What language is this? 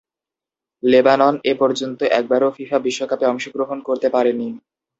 Bangla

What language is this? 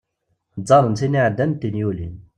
Kabyle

